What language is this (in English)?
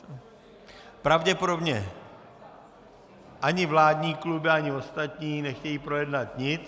Czech